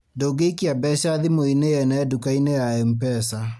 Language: Kikuyu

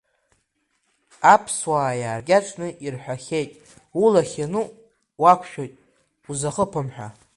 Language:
Abkhazian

